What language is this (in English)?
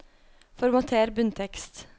Norwegian